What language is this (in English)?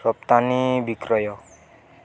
Odia